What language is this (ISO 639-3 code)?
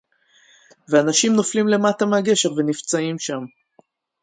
heb